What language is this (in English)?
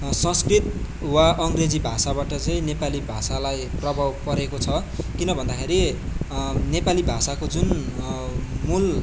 Nepali